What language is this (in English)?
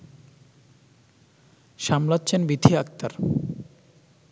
Bangla